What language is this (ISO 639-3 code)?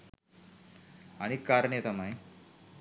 sin